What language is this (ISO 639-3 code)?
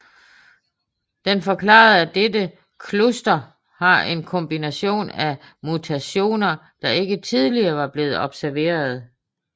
dan